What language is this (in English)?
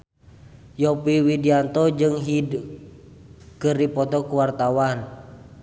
Sundanese